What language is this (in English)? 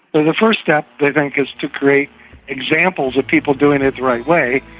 English